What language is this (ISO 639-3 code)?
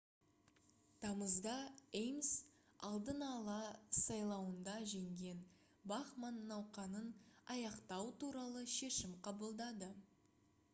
kaz